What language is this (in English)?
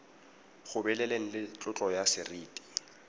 Tswana